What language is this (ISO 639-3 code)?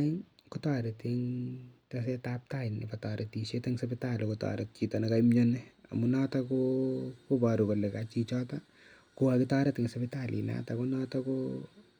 kln